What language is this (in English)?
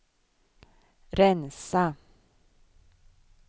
Swedish